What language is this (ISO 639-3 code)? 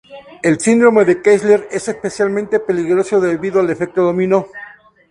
spa